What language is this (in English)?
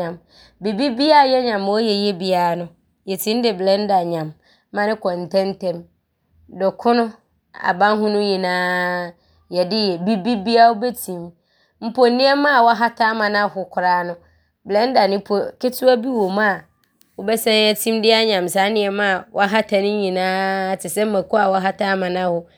Abron